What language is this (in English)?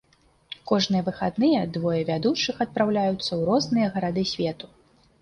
Belarusian